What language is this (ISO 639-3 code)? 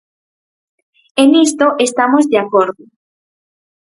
glg